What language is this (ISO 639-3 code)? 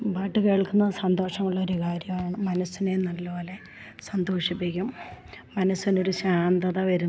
mal